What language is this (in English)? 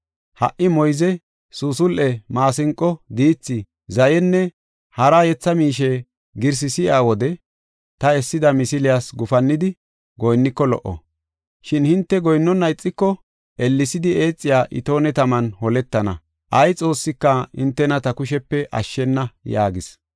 Gofa